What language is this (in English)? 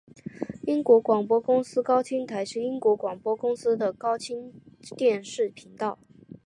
Chinese